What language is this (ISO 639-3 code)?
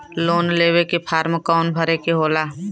bho